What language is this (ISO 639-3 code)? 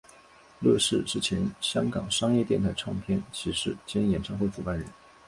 zho